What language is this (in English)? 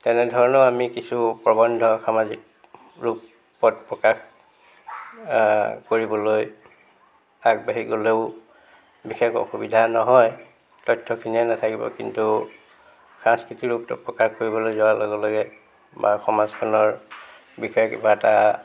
Assamese